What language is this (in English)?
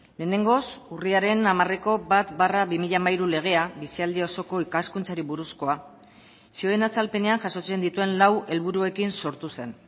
Basque